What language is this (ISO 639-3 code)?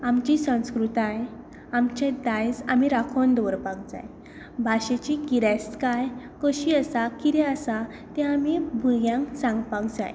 kok